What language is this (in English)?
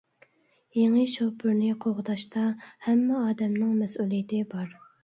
Uyghur